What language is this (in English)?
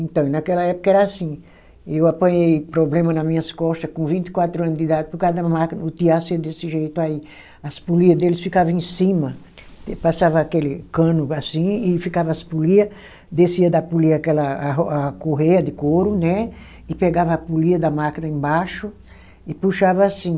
Portuguese